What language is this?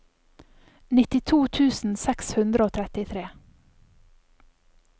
Norwegian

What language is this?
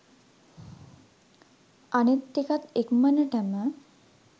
Sinhala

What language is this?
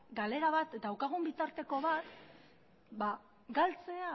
Basque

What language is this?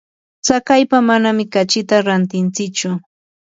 Yanahuanca Pasco Quechua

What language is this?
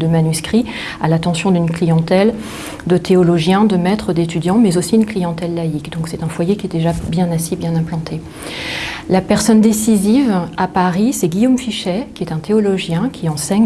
French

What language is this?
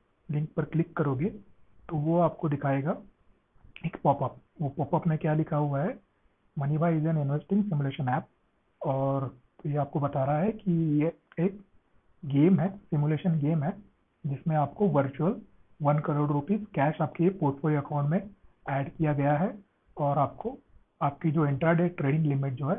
Hindi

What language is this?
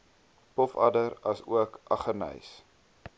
Afrikaans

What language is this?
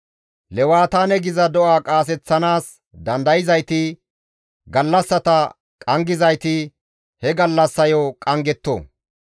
Gamo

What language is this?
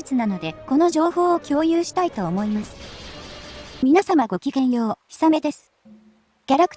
Japanese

